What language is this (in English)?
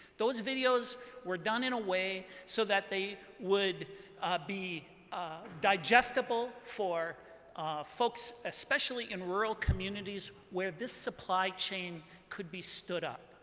English